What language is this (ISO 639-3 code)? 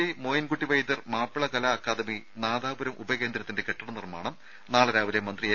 mal